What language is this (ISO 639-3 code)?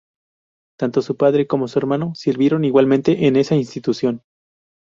spa